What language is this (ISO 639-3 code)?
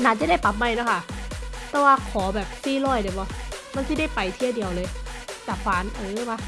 tha